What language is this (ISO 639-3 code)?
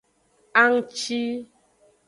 ajg